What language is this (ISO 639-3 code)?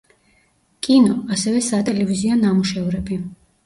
kat